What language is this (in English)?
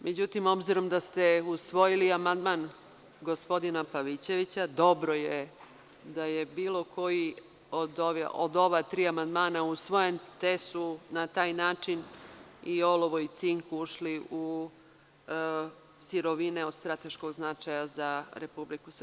Serbian